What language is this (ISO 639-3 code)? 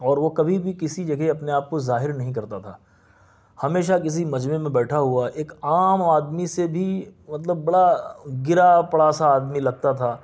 urd